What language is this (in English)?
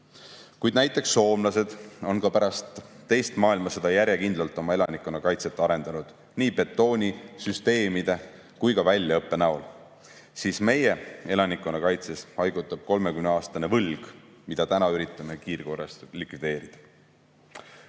Estonian